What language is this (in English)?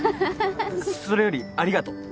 Japanese